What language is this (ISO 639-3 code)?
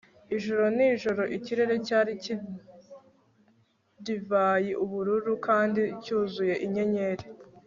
kin